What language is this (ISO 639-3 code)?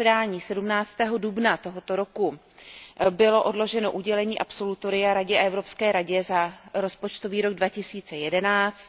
ces